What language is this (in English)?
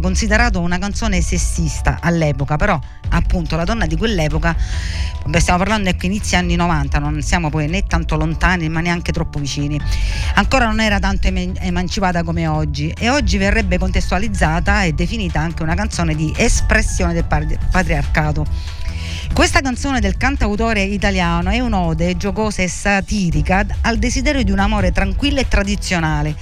Italian